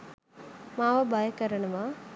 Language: Sinhala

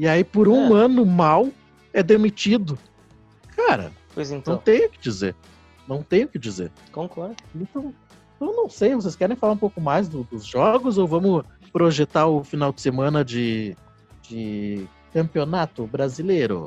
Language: Portuguese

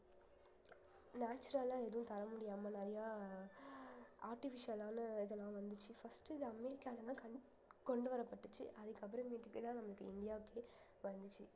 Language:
Tamil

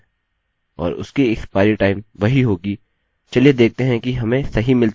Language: Hindi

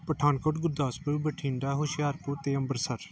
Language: Punjabi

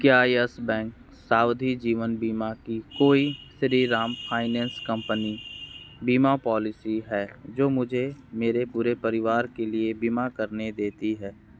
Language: Hindi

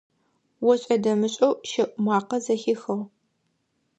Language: Adyghe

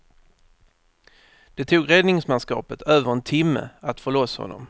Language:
Swedish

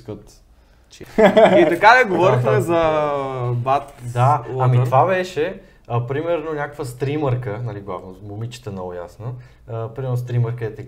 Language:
Bulgarian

